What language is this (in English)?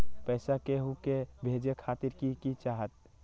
Magahi